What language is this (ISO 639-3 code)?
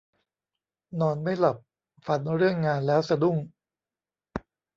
tha